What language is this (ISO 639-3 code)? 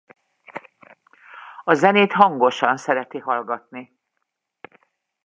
hun